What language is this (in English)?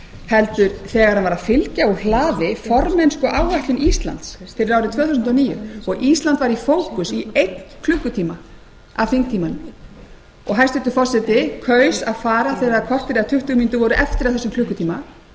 Icelandic